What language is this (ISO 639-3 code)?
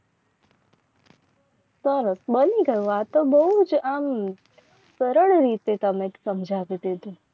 guj